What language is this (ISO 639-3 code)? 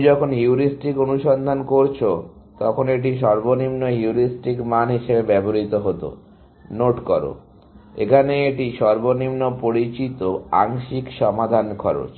ben